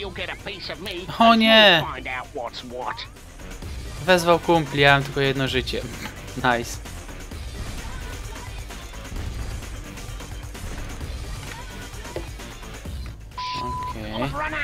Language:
Polish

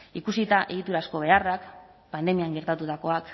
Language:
Basque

